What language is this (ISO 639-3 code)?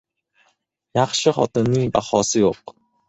uzb